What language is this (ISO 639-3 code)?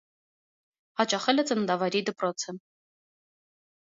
hye